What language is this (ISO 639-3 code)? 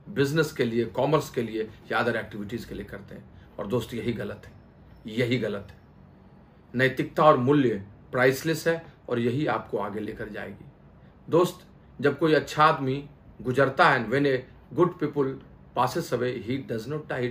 hin